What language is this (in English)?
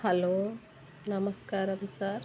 Telugu